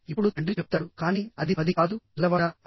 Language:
Telugu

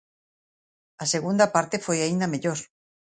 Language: Galician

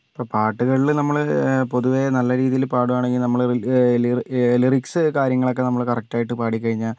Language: Malayalam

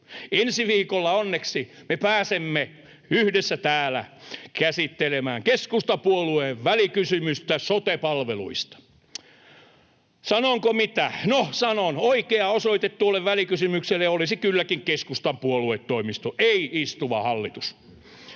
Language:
Finnish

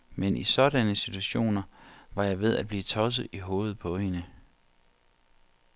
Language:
Danish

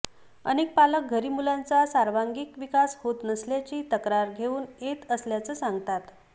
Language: Marathi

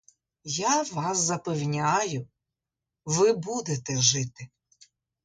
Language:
Ukrainian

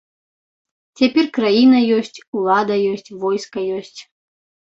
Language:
Belarusian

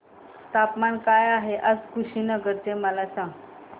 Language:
Marathi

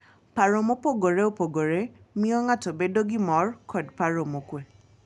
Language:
Luo (Kenya and Tanzania)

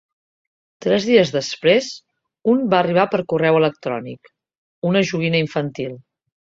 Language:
Catalan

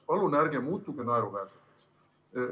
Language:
Estonian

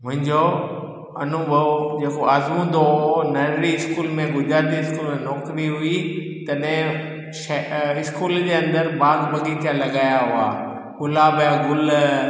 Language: Sindhi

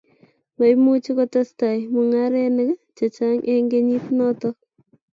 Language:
Kalenjin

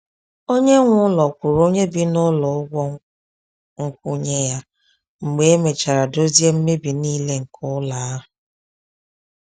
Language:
Igbo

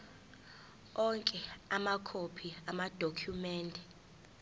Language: Zulu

